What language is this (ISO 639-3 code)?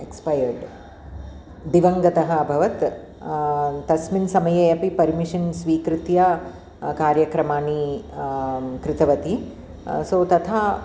san